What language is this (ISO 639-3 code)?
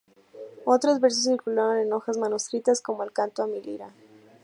spa